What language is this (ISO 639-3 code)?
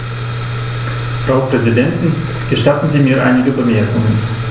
deu